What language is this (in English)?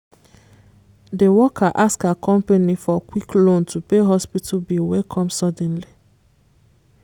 Nigerian Pidgin